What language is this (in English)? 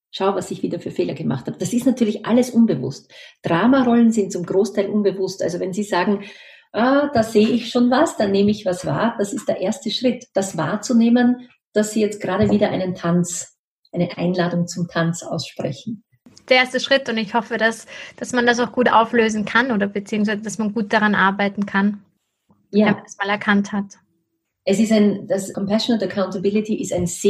German